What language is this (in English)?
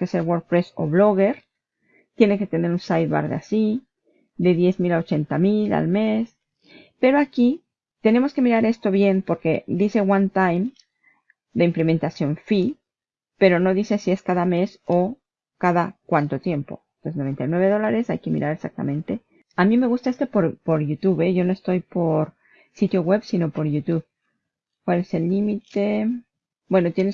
Spanish